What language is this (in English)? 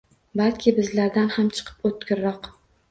Uzbek